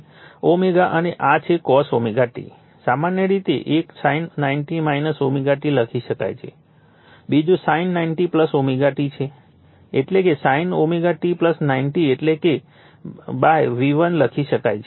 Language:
Gujarati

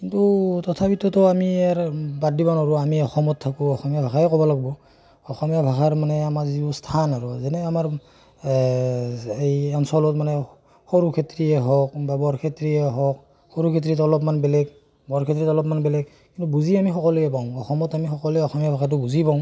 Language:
Assamese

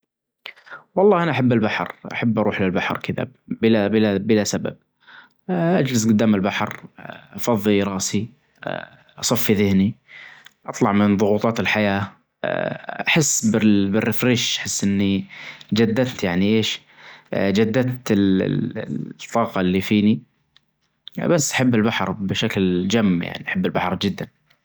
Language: Najdi Arabic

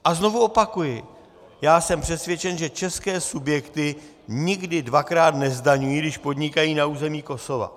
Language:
Czech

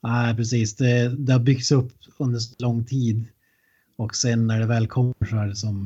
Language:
Swedish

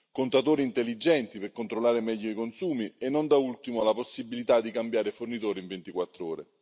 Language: Italian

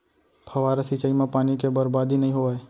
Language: Chhattisgarhi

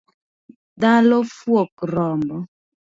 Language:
Luo (Kenya and Tanzania)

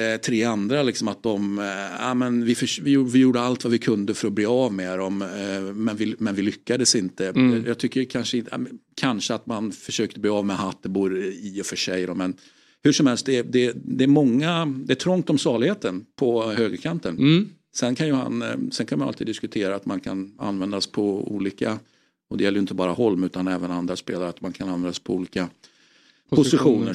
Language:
Swedish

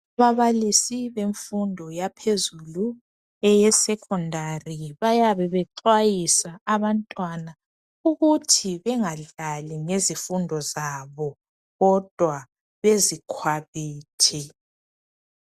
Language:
North Ndebele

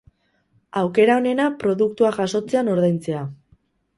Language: Basque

